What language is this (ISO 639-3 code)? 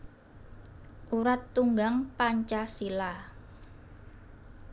jav